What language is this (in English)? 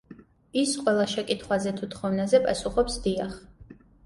Georgian